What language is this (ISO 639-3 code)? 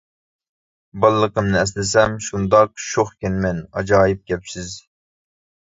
uig